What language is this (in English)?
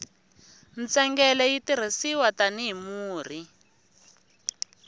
Tsonga